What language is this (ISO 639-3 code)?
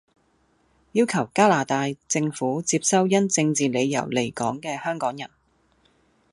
yue